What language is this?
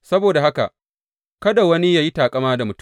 Hausa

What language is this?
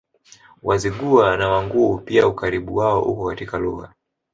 Swahili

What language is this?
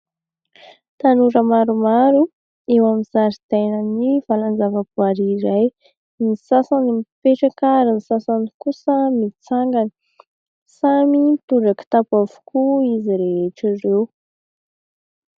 Malagasy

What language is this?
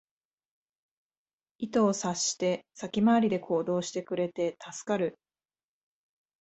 Japanese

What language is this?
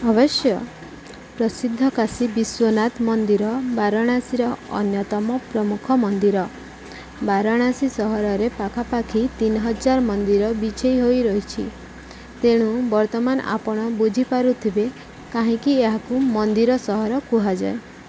Odia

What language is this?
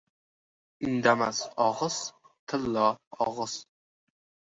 Uzbek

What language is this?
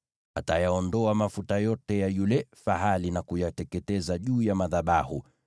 Swahili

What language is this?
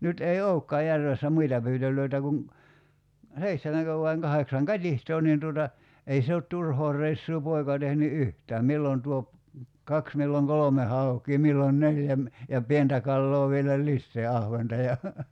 Finnish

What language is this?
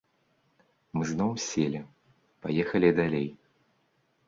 Belarusian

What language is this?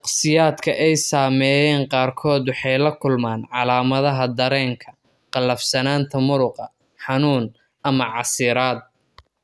Somali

